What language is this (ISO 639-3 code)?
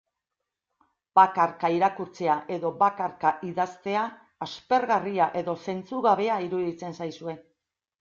eus